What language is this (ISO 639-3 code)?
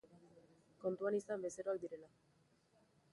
eus